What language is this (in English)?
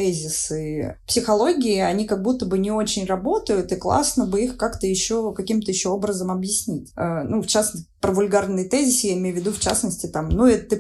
Russian